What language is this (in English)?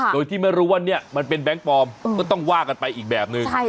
Thai